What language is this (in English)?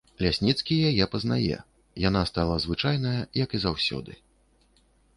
Belarusian